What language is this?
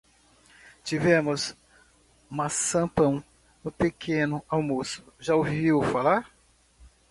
Portuguese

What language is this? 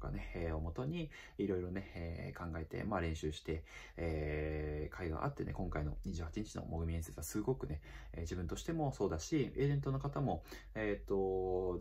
Japanese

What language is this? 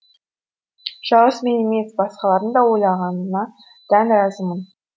Kazakh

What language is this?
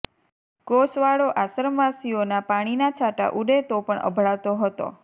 Gujarati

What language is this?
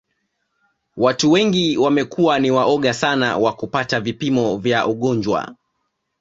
Swahili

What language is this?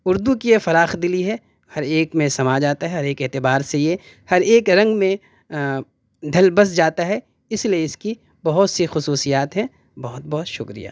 Urdu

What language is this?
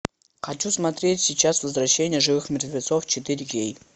Russian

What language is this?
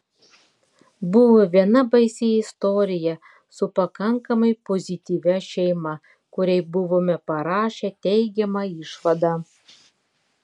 Lithuanian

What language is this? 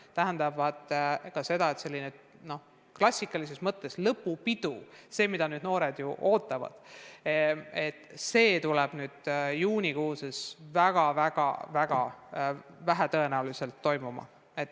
Estonian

